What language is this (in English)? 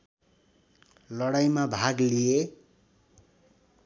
Nepali